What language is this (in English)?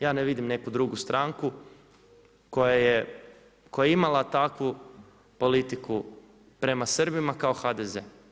Croatian